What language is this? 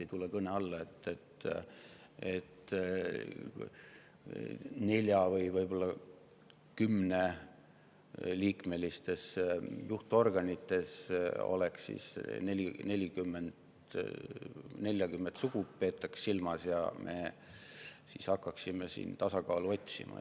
Estonian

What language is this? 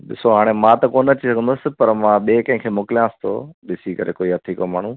Sindhi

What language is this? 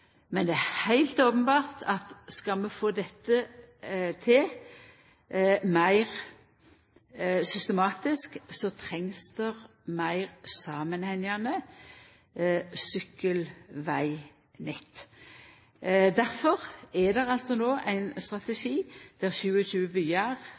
Norwegian Nynorsk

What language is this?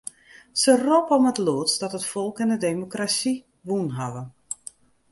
Western Frisian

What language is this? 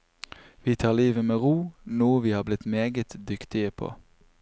Norwegian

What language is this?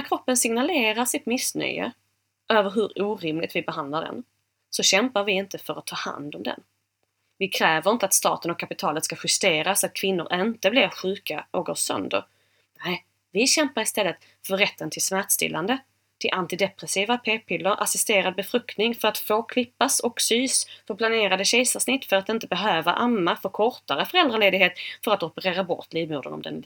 Swedish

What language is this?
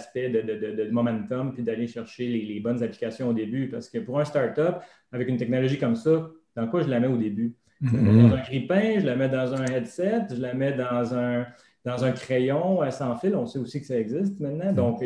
French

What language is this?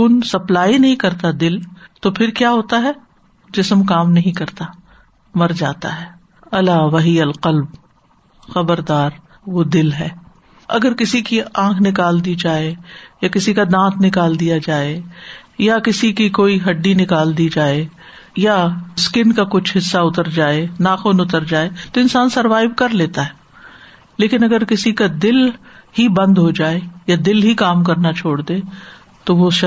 Urdu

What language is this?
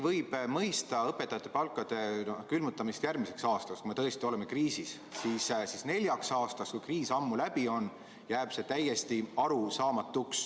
Estonian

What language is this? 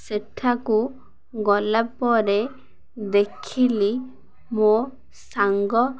Odia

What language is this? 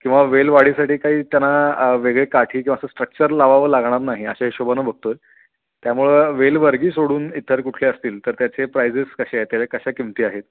Marathi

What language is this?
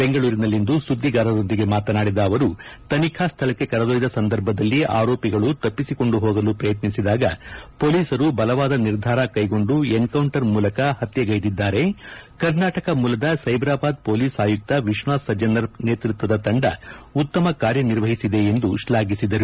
Kannada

